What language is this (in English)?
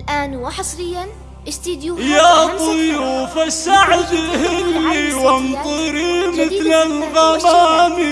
Arabic